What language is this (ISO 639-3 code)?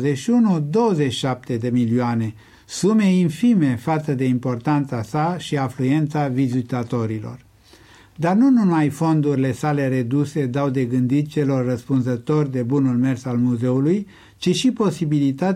ron